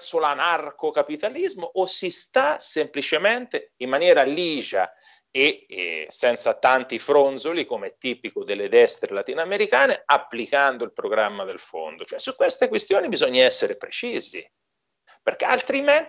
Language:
Italian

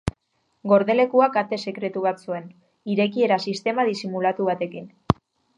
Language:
Basque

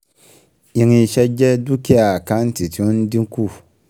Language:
Yoruba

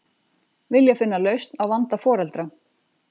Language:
Icelandic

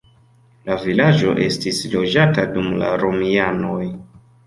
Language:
Esperanto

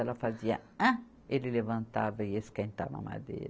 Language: Portuguese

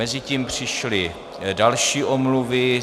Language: Czech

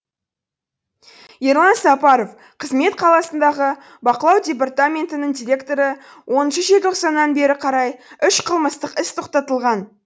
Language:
Kazakh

